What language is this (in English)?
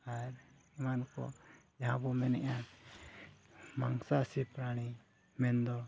Santali